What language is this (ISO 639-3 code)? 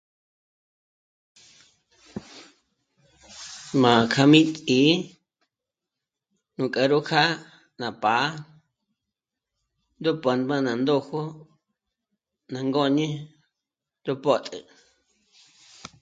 mmc